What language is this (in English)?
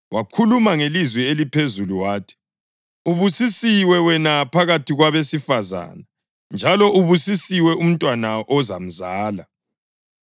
North Ndebele